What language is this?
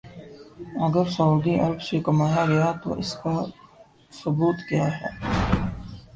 Urdu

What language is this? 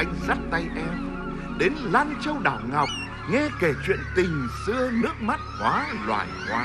Vietnamese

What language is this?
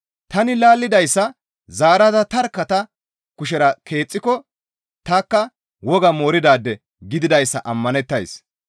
Gamo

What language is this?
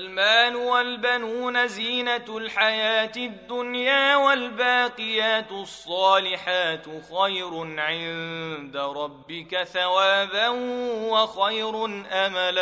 Arabic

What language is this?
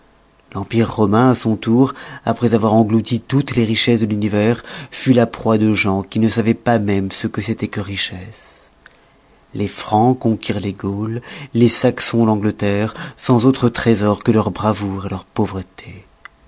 French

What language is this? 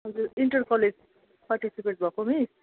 Nepali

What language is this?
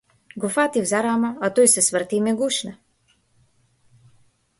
Macedonian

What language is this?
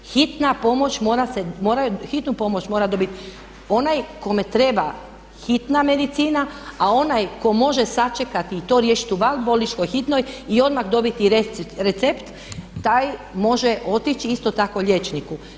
Croatian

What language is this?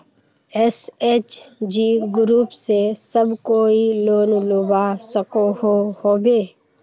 Magahi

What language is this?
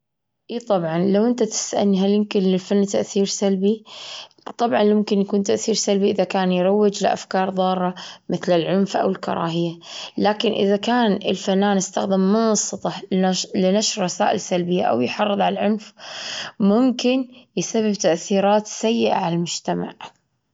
Gulf Arabic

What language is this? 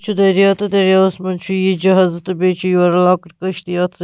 Kashmiri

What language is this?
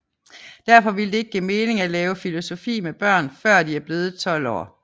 Danish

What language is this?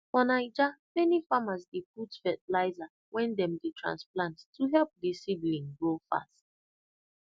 Nigerian Pidgin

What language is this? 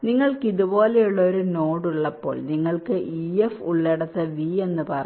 Malayalam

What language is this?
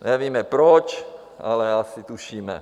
Czech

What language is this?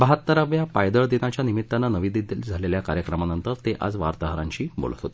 Marathi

